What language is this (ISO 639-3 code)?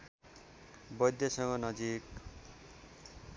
nep